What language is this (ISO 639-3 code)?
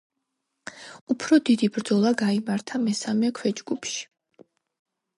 kat